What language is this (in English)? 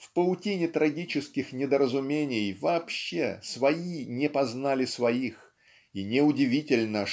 Russian